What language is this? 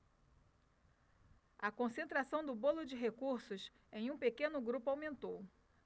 Portuguese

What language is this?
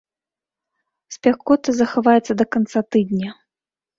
Belarusian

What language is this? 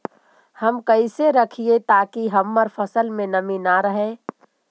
Magahi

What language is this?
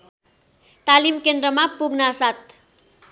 Nepali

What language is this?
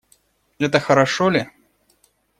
Russian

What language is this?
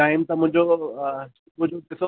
Sindhi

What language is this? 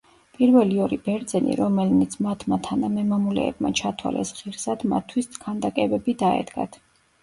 Georgian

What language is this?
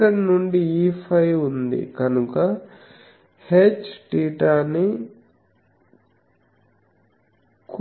Telugu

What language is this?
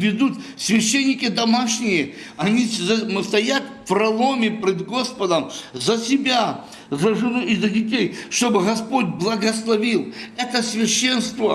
Russian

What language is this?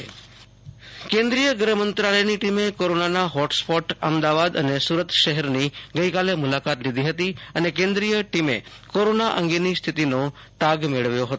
Gujarati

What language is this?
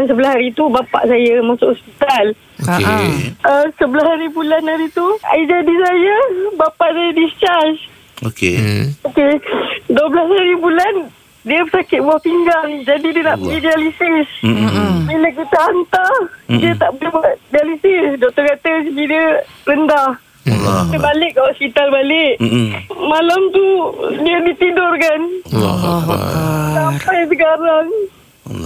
Malay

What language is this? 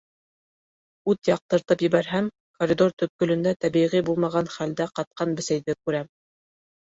Bashkir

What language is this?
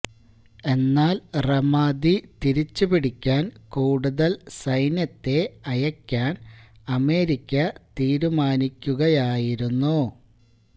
Malayalam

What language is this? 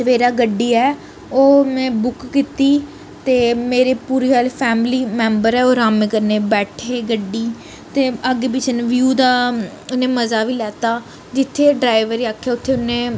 Dogri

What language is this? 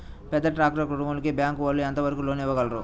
Telugu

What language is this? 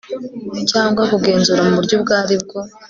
Kinyarwanda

